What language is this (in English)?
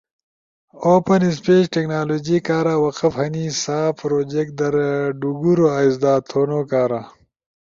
Ushojo